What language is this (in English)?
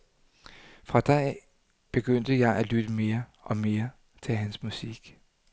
Danish